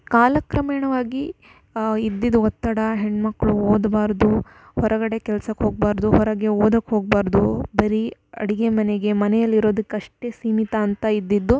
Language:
Kannada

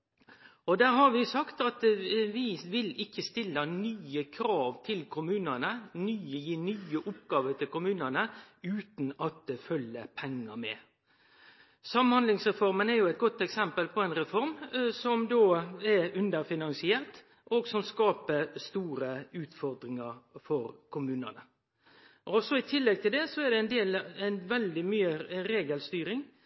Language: Norwegian Nynorsk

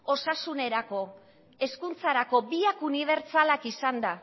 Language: Basque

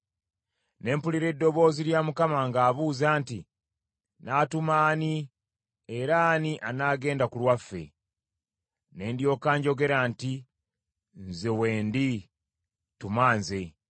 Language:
Ganda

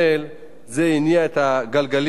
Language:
Hebrew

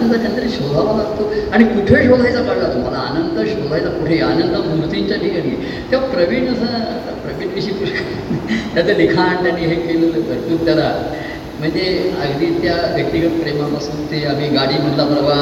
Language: Marathi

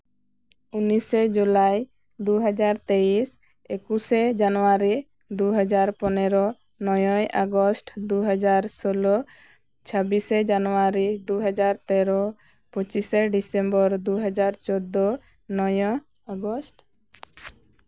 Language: Santali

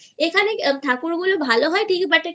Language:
Bangla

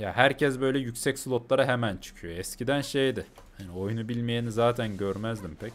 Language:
Turkish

